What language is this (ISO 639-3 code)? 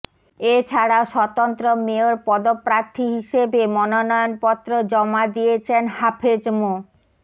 ben